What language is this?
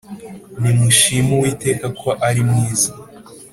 Kinyarwanda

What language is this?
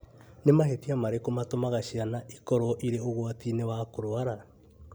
Kikuyu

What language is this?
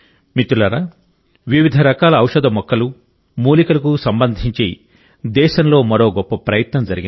Telugu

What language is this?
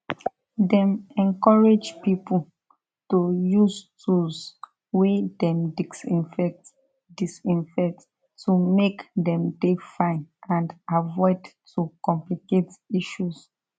Nigerian Pidgin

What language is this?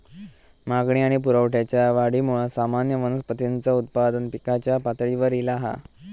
Marathi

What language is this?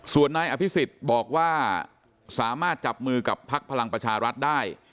Thai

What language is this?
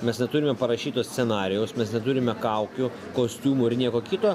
Lithuanian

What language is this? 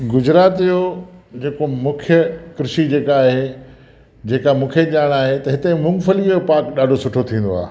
Sindhi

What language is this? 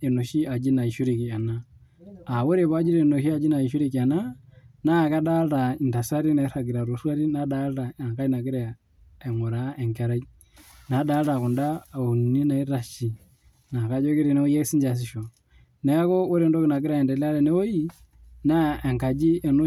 Masai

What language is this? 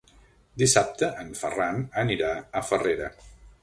Catalan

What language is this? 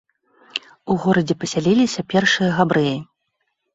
Belarusian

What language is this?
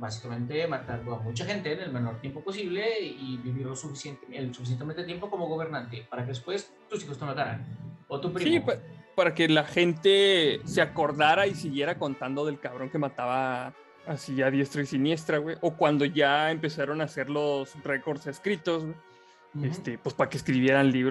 Spanish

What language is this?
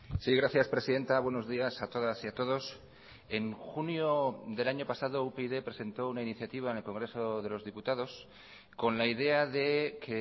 Spanish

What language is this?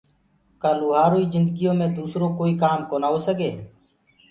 Gurgula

